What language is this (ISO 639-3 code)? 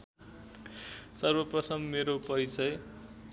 nep